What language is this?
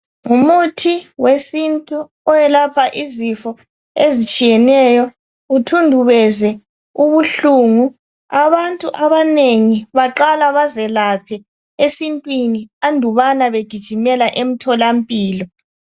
North Ndebele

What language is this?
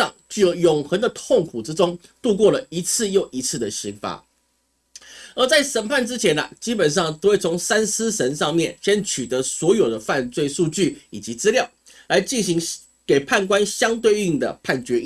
Chinese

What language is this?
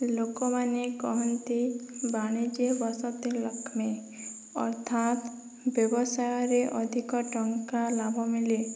Odia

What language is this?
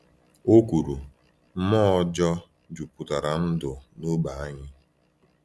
Igbo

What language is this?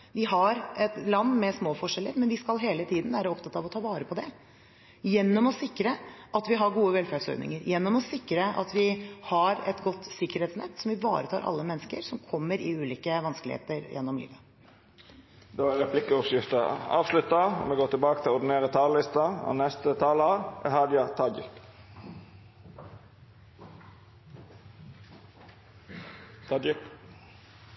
Norwegian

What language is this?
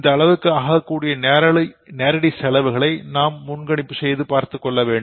Tamil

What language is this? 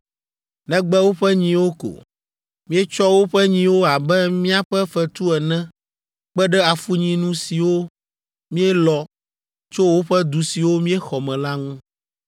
Ewe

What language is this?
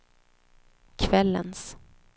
Swedish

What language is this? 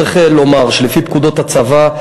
Hebrew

